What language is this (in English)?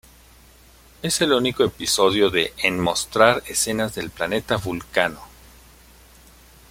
Spanish